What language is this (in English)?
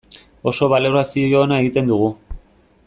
Basque